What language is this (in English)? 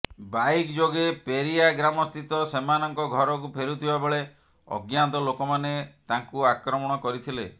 Odia